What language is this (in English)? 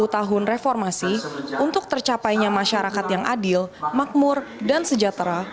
Indonesian